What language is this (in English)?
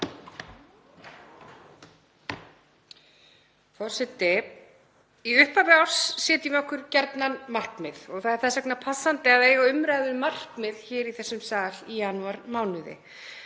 Icelandic